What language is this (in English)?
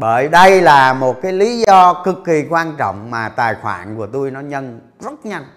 Vietnamese